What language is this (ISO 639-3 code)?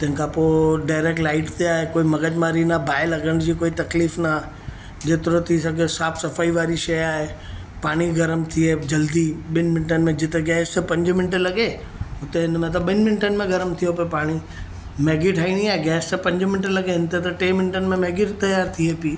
snd